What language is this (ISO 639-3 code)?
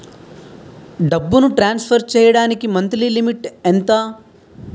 tel